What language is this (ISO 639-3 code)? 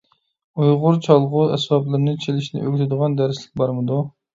uig